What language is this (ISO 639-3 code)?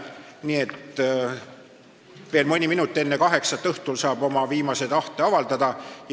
est